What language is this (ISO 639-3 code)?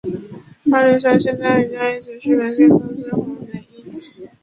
zho